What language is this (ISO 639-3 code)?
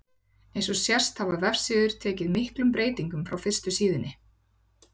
isl